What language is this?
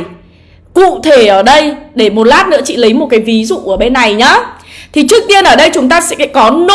Vietnamese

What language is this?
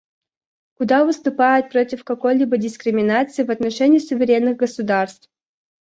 Russian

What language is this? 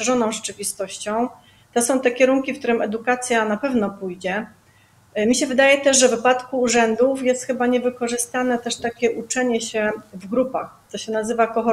Polish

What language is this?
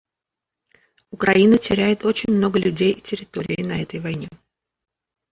Russian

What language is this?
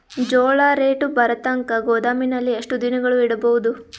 Kannada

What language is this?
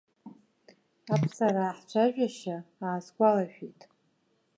Abkhazian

